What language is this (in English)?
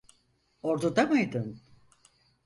Turkish